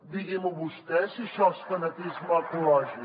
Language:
Catalan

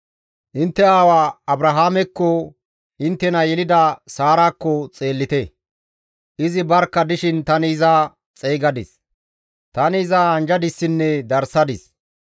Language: Gamo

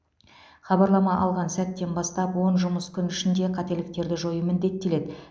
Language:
Kazakh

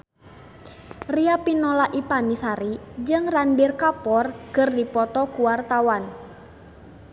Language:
Sundanese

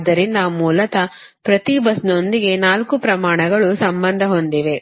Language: Kannada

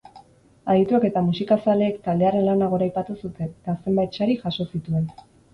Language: Basque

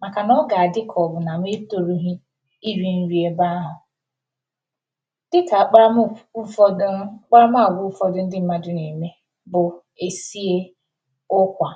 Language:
Igbo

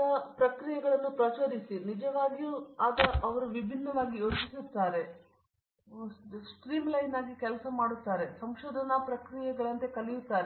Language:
Kannada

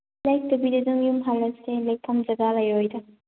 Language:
Manipuri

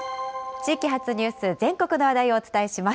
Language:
Japanese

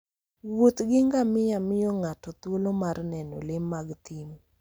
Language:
Luo (Kenya and Tanzania)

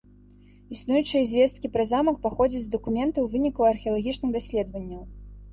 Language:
Belarusian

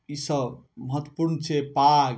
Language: Maithili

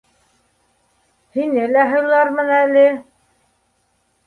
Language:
Bashkir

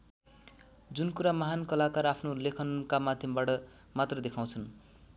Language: Nepali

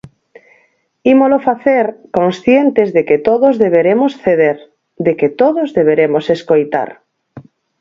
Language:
Galician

